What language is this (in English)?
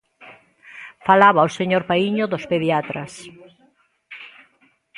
Galician